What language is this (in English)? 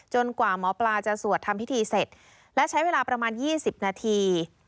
Thai